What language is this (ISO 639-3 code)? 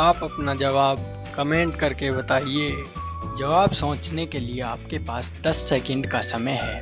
hin